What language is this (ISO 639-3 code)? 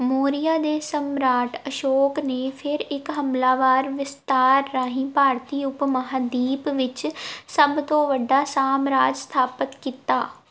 pan